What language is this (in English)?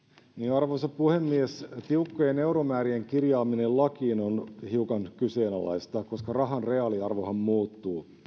Finnish